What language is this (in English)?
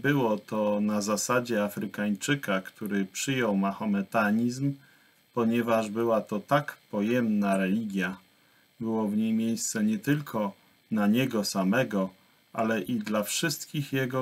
Polish